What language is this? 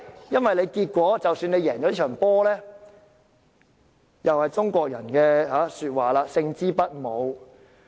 Cantonese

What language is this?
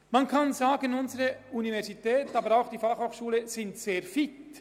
Swiss German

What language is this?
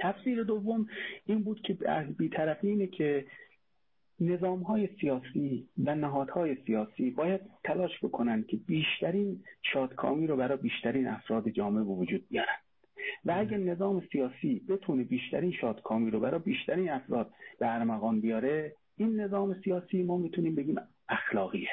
Persian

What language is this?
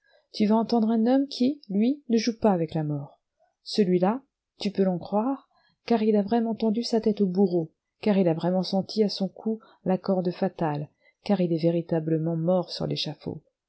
French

